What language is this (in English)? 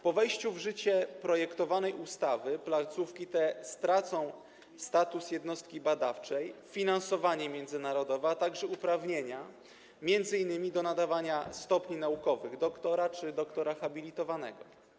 Polish